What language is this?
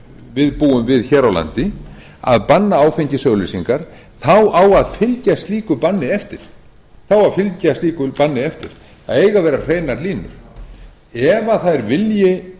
Icelandic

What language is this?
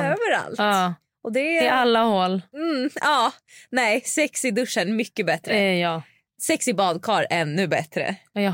Swedish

